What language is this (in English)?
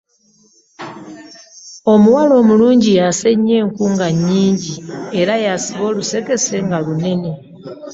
Ganda